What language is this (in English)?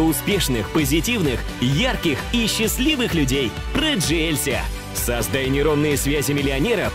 Russian